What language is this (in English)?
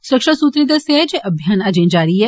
Dogri